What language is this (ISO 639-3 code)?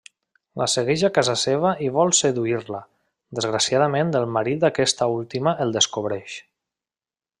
cat